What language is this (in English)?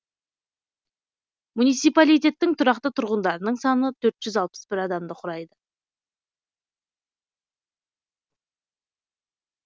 Kazakh